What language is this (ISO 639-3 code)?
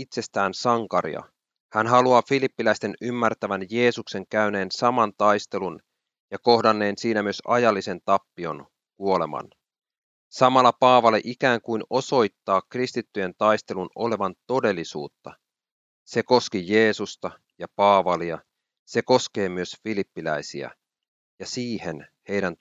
fin